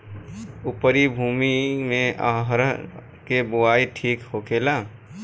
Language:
Bhojpuri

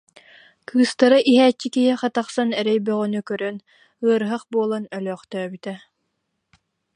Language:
Yakut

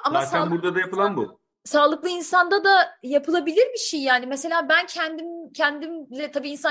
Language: Turkish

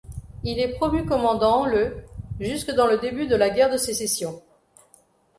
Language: French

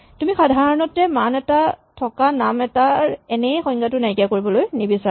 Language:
Assamese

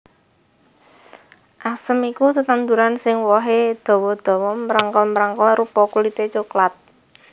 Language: Javanese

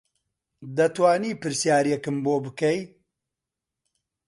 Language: Central Kurdish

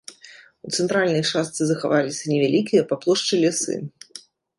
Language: Belarusian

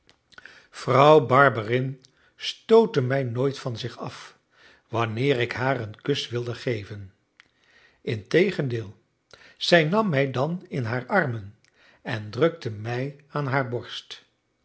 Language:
Dutch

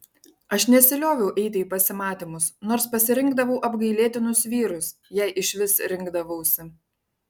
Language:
Lithuanian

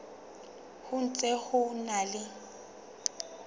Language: Southern Sotho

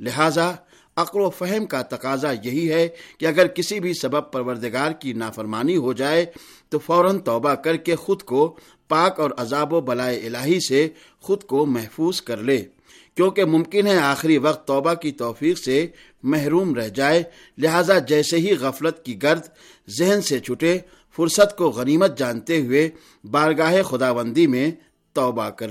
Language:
Urdu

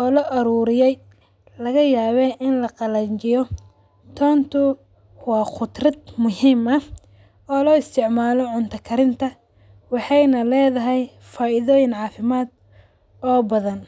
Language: Somali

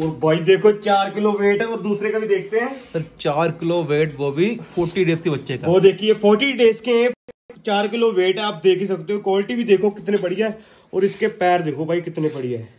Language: Hindi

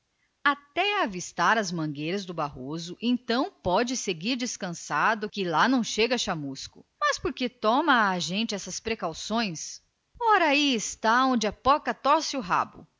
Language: Portuguese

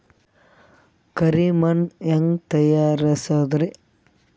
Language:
Kannada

